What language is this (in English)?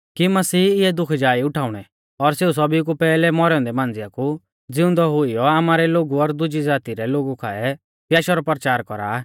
Mahasu Pahari